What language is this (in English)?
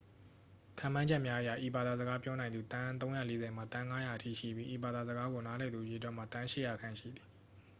Burmese